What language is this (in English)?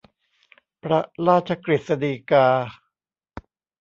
Thai